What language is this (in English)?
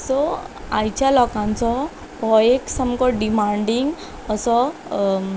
Konkani